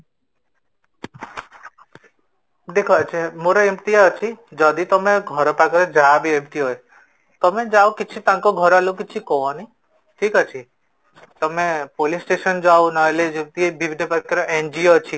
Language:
Odia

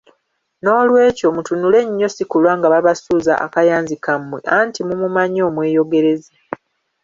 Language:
Ganda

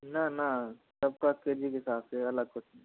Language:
Hindi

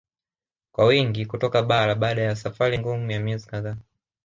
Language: Swahili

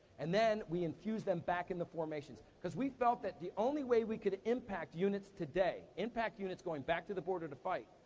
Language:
English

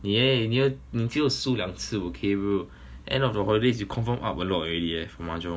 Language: English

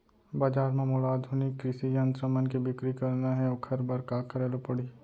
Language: Chhattisgarhi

